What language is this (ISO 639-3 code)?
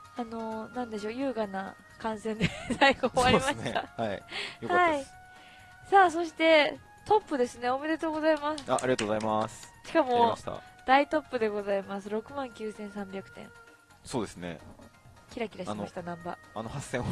jpn